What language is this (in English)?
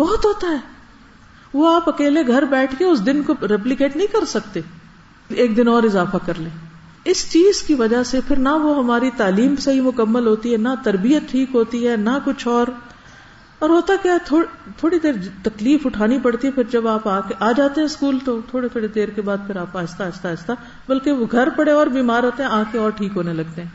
Urdu